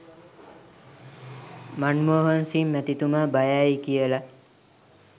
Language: Sinhala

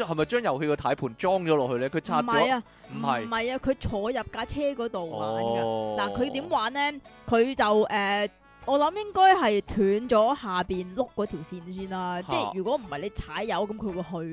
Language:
Chinese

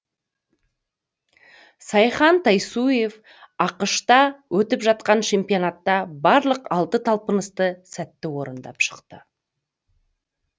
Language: Kazakh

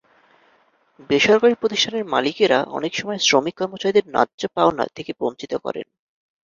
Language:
Bangla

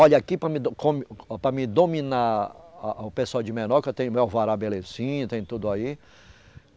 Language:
Portuguese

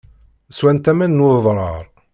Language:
Kabyle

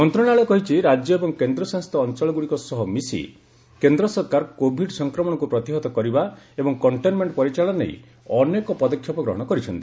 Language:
Odia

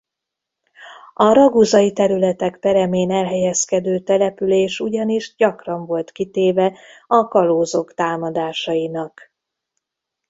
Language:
Hungarian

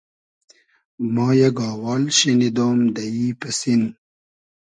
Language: Hazaragi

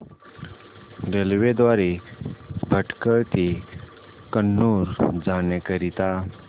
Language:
Marathi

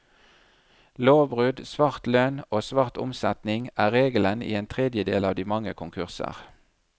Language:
Norwegian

